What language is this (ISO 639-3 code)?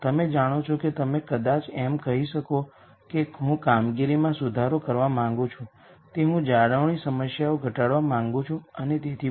guj